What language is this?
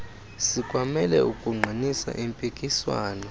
Xhosa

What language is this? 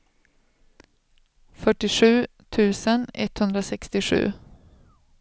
Swedish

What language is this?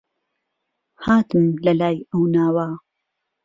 Central Kurdish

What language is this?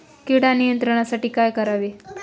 Marathi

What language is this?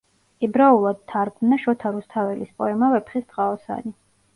Georgian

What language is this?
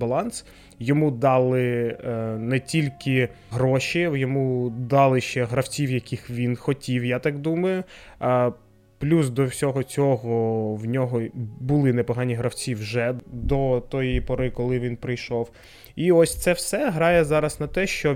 Ukrainian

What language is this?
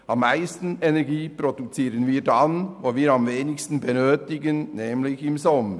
Swiss German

